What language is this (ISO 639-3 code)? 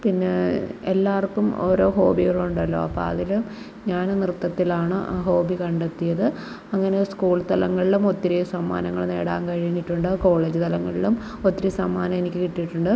mal